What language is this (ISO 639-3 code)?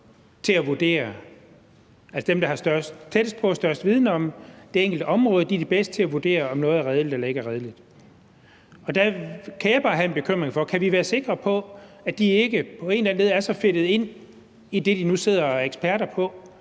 dan